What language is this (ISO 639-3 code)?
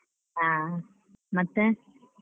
kan